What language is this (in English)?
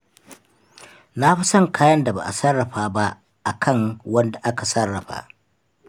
Hausa